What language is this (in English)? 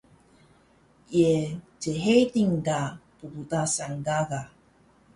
Taroko